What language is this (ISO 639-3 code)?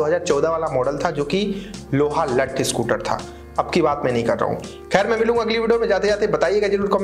hin